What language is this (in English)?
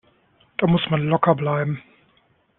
German